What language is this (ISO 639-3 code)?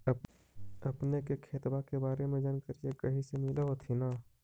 mag